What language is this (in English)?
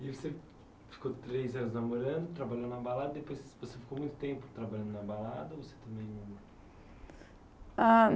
Portuguese